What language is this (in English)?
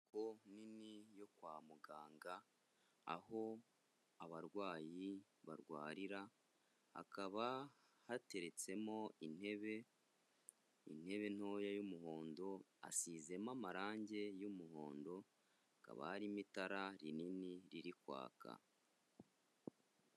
Kinyarwanda